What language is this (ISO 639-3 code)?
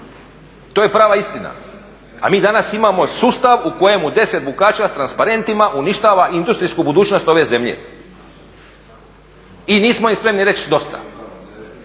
hrv